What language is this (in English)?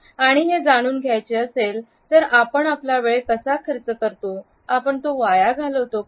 Marathi